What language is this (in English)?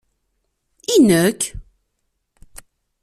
Kabyle